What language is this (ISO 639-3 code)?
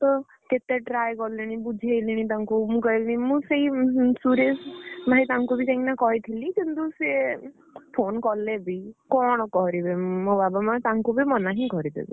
ori